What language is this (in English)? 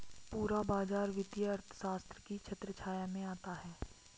Hindi